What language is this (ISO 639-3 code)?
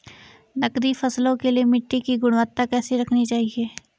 hin